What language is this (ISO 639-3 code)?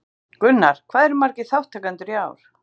isl